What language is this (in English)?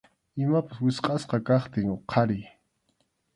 Arequipa-La Unión Quechua